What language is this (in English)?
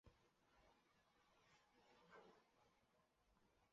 Chinese